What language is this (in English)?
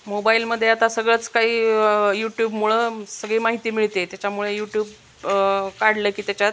Marathi